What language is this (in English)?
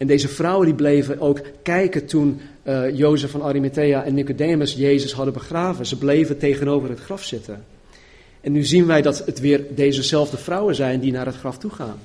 Dutch